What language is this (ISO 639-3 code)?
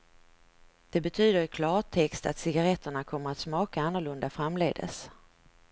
swe